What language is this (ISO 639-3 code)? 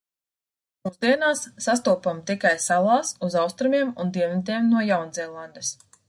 lav